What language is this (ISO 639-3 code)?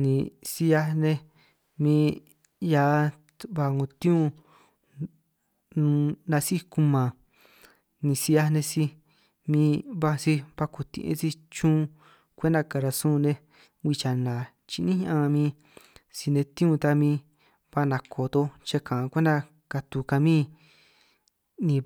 trq